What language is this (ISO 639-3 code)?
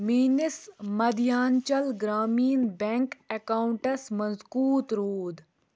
kas